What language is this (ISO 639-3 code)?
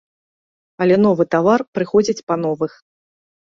bel